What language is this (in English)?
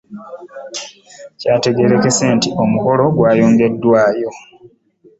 Ganda